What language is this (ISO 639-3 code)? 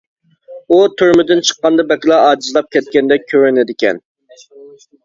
uig